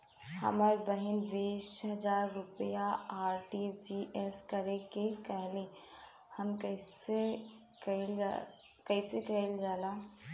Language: Bhojpuri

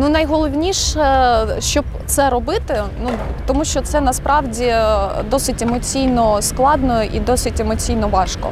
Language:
Ukrainian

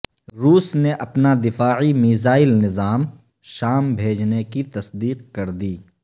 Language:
Urdu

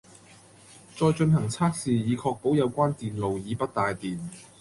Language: Cantonese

